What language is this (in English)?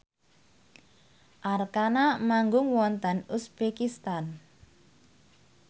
Javanese